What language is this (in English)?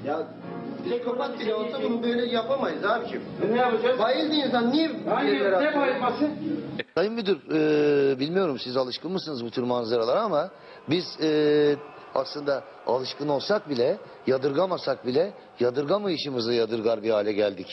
Turkish